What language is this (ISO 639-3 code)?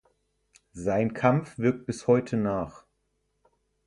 deu